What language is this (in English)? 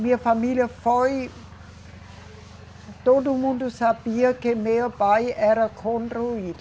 Portuguese